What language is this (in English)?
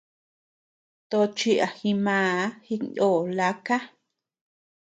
Tepeuxila Cuicatec